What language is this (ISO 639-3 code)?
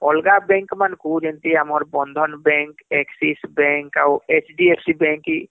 ori